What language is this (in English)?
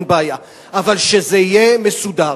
Hebrew